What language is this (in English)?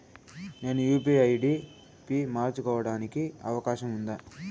Telugu